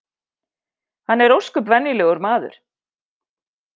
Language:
Icelandic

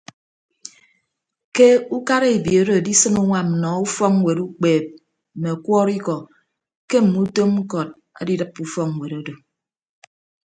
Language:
Ibibio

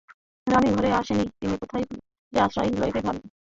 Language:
Bangla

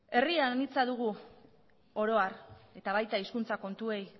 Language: Basque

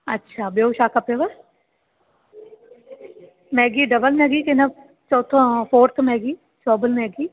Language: Sindhi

